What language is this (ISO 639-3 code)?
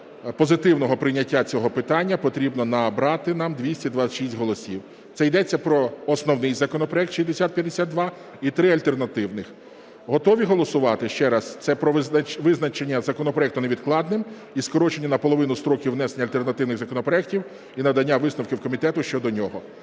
ukr